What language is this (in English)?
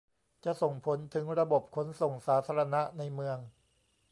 Thai